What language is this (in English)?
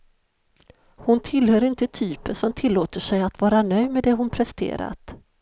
Swedish